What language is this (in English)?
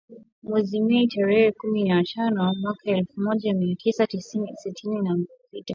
Swahili